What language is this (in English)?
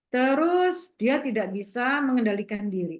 Indonesian